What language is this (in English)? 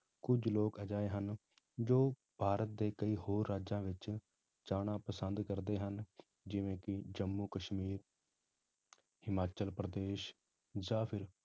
Punjabi